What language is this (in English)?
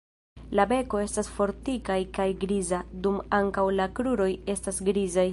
Esperanto